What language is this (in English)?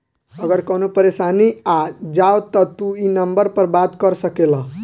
Bhojpuri